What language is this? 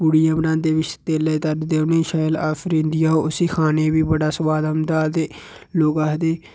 Dogri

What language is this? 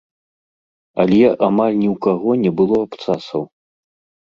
Belarusian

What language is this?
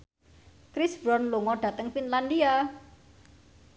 Javanese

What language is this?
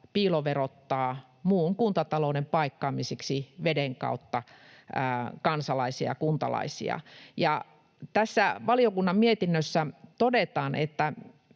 Finnish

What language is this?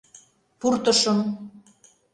Mari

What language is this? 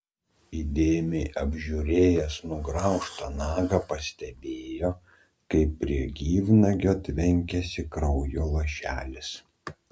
Lithuanian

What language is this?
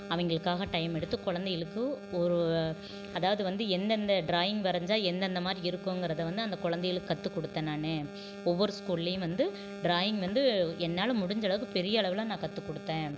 Tamil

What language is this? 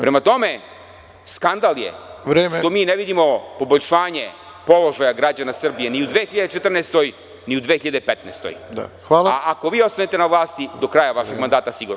Serbian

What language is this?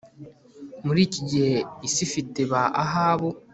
Kinyarwanda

